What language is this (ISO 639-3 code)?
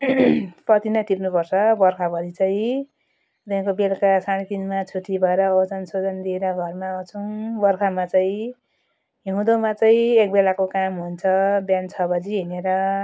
nep